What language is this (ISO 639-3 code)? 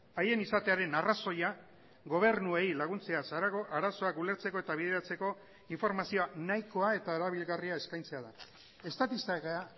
eus